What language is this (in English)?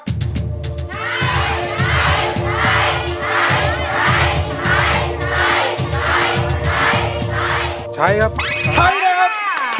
Thai